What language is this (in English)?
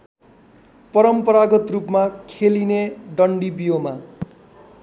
Nepali